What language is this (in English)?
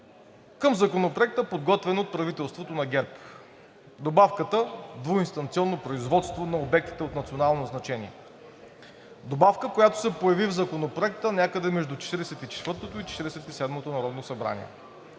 Bulgarian